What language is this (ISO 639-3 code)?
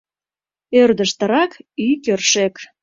chm